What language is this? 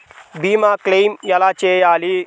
Telugu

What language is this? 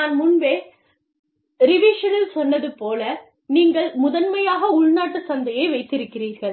Tamil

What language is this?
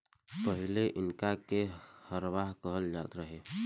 Bhojpuri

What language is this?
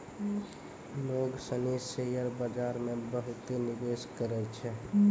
Maithili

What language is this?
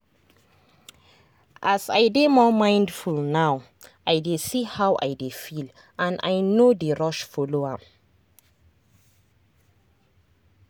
Nigerian Pidgin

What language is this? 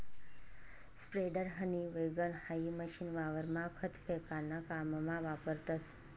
Marathi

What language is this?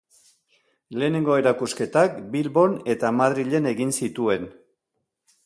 Basque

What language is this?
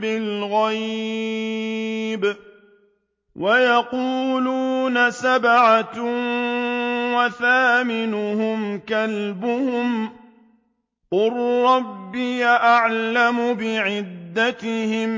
Arabic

